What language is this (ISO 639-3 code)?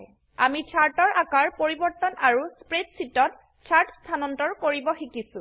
asm